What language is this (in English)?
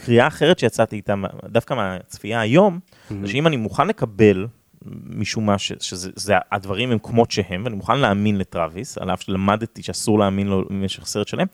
Hebrew